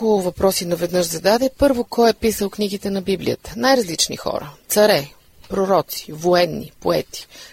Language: Bulgarian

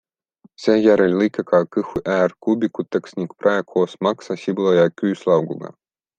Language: Estonian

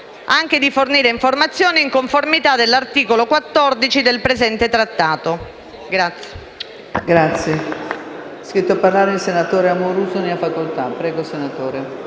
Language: Italian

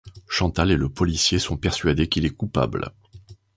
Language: French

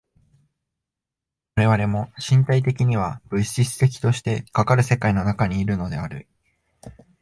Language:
Japanese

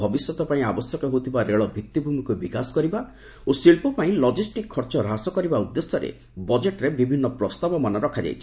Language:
Odia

